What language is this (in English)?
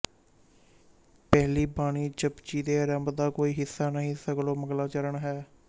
Punjabi